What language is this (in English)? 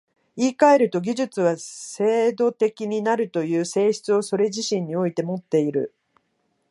Japanese